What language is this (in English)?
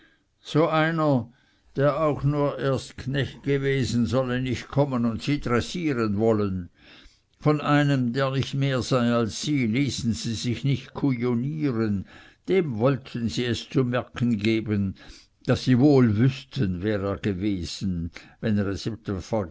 German